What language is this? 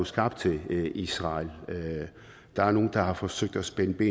Danish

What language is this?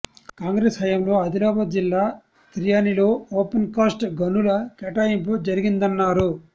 Telugu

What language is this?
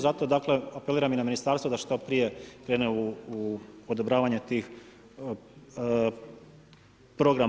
Croatian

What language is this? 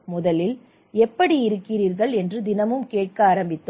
Tamil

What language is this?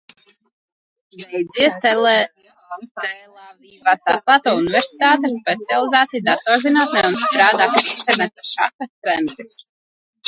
Latvian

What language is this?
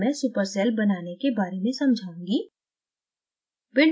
Hindi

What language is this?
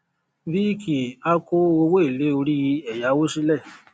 Yoruba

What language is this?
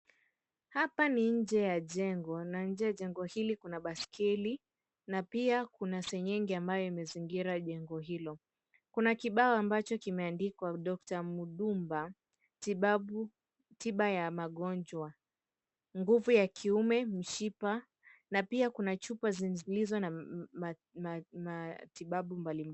Swahili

